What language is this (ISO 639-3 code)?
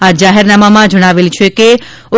guj